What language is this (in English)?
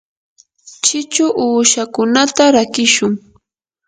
Yanahuanca Pasco Quechua